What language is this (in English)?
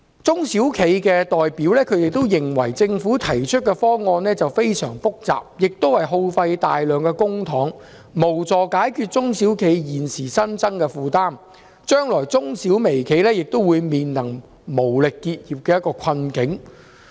Cantonese